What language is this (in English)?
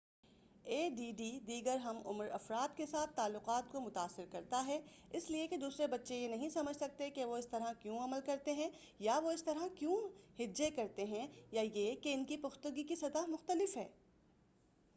Urdu